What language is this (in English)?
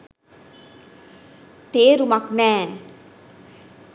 Sinhala